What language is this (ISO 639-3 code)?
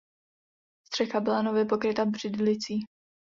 ces